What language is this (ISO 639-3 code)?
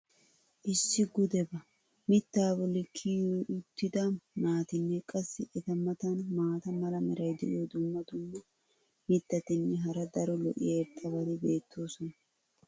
wal